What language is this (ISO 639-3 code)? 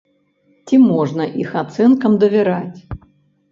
bel